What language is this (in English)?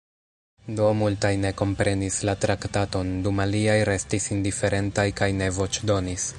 Esperanto